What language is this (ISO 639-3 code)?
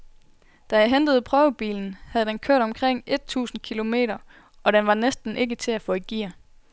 dan